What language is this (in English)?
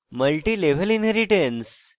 Bangla